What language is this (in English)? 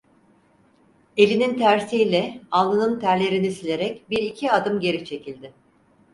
Turkish